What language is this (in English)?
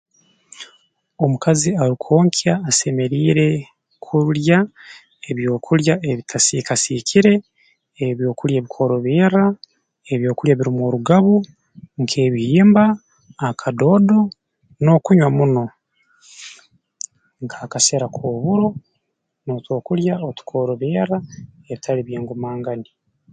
Tooro